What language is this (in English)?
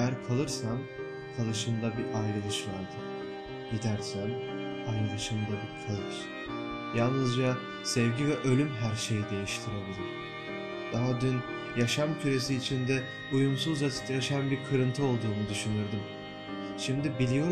Turkish